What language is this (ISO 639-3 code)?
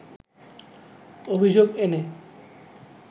ben